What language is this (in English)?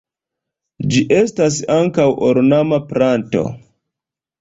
Esperanto